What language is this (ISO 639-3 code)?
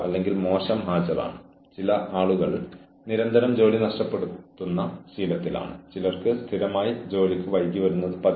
mal